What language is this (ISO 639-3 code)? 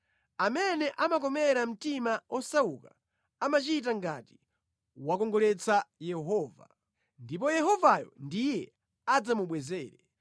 nya